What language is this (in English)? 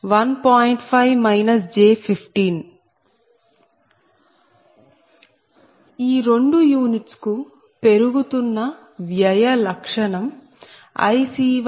Telugu